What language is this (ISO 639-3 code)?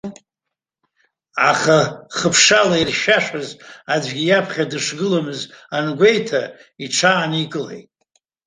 abk